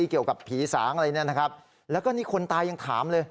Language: Thai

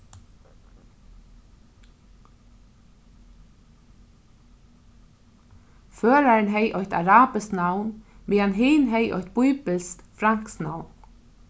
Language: Faroese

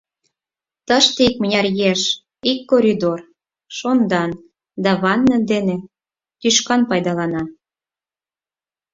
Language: Mari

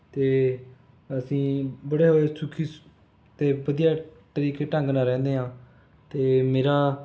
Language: Punjabi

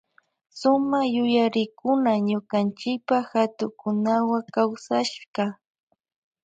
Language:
Loja Highland Quichua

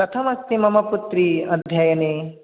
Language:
Sanskrit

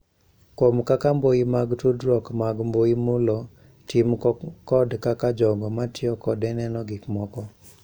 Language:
Luo (Kenya and Tanzania)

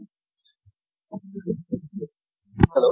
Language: Assamese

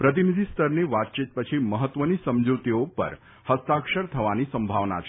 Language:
Gujarati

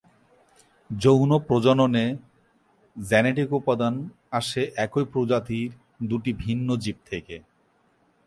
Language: Bangla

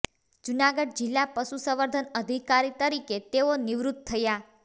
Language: Gujarati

